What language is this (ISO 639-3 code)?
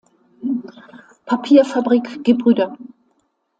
deu